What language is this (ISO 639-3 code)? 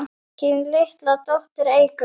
isl